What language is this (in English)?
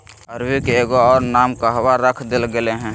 Magahi